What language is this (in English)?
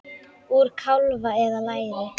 Icelandic